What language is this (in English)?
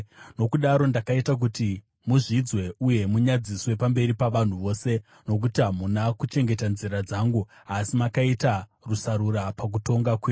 Shona